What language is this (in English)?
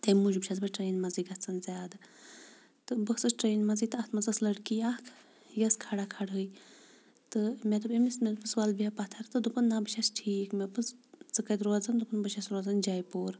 Kashmiri